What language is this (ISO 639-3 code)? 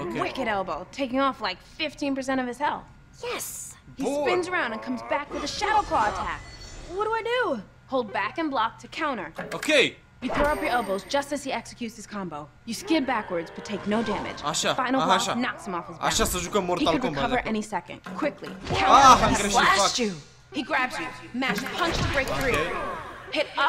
ron